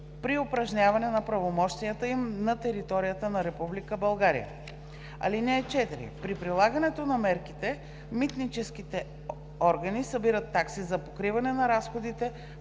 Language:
Bulgarian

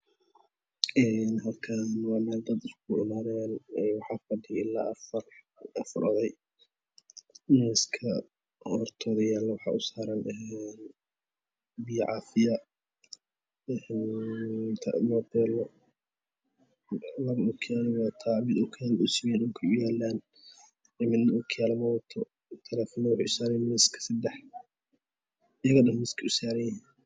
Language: Somali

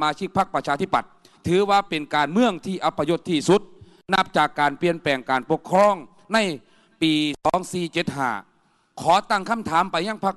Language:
Thai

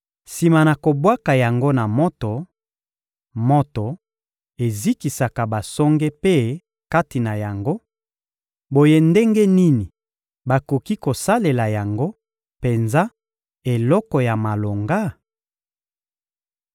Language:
Lingala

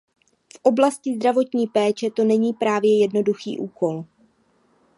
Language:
Czech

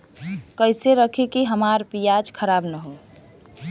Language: Bhojpuri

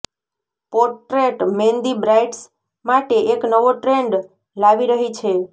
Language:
Gujarati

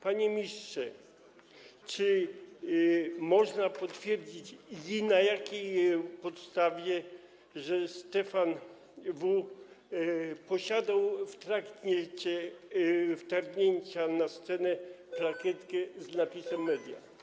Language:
Polish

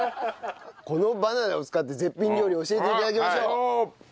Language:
Japanese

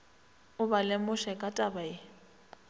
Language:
Northern Sotho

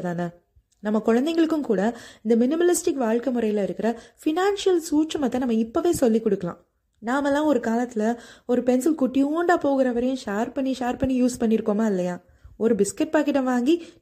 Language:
Tamil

